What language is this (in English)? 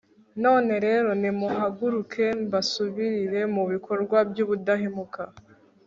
Kinyarwanda